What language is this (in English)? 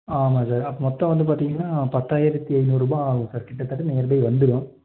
Tamil